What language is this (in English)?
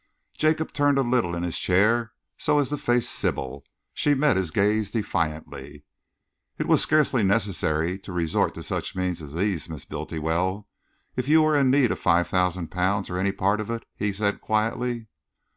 English